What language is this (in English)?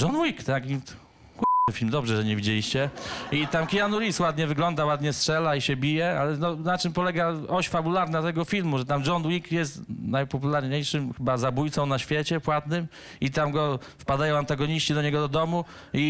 Polish